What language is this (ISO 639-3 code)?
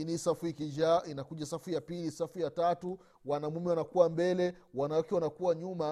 swa